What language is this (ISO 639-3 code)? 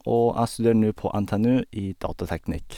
nor